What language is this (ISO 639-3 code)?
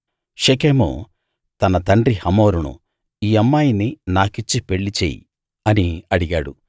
tel